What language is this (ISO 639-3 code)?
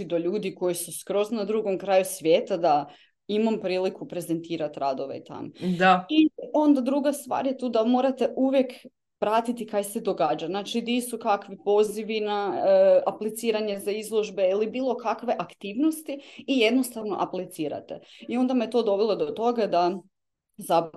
hrv